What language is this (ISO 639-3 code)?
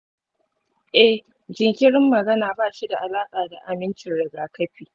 hau